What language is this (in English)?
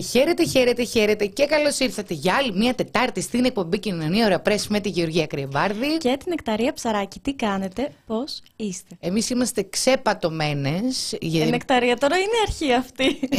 Greek